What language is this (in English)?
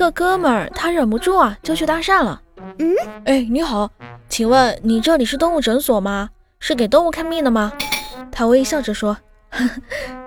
Chinese